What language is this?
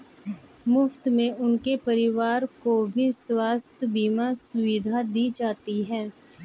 Hindi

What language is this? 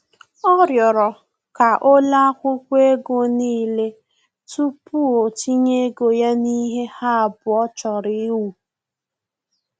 Igbo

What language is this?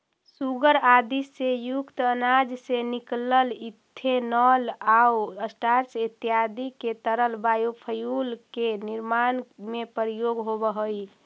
Magahi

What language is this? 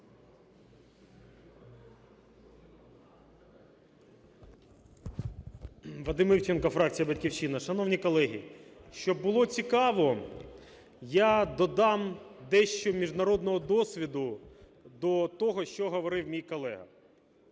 Ukrainian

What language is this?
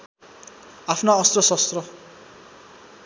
Nepali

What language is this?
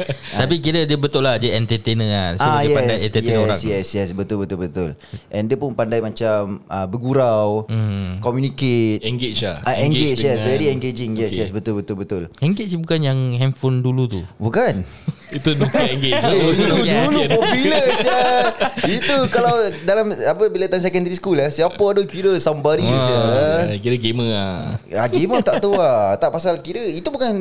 Malay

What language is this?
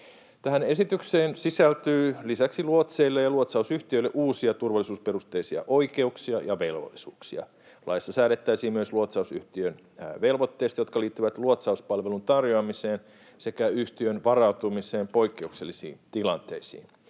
Finnish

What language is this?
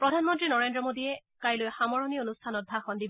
Assamese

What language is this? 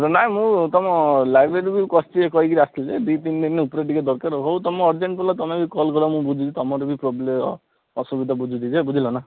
Odia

